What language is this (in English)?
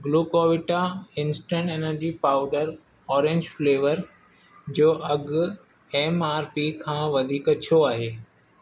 Sindhi